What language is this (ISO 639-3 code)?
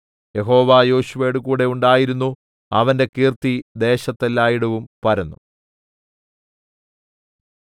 mal